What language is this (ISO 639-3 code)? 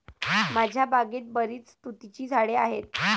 mar